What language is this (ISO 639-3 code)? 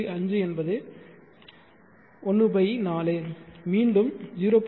tam